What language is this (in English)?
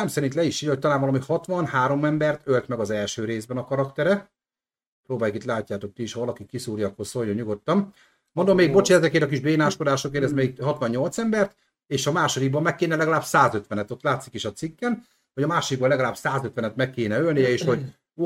Hungarian